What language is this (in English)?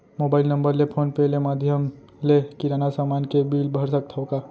Chhattisgarhi